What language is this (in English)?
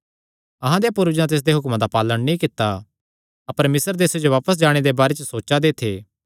Kangri